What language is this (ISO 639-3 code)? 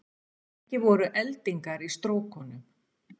isl